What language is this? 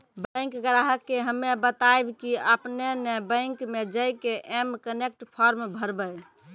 Maithili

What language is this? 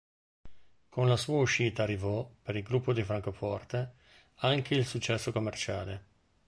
Italian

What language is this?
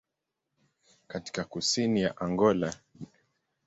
Swahili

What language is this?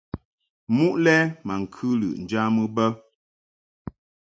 Mungaka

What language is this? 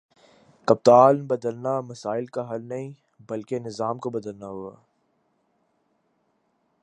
Urdu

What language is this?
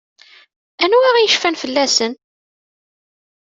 Kabyle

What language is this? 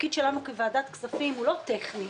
Hebrew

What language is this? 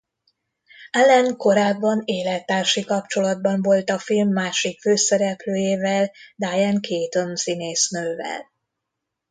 Hungarian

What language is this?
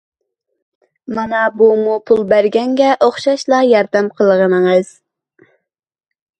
Uyghur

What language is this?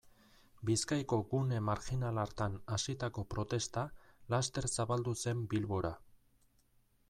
Basque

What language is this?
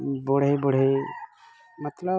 Odia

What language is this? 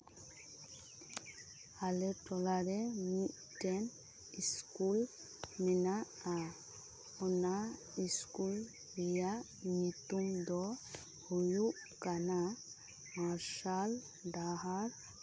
Santali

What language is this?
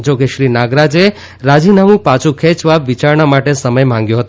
Gujarati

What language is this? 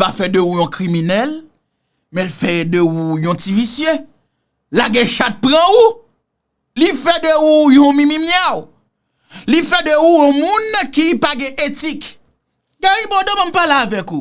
French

